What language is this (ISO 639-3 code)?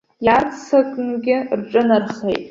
abk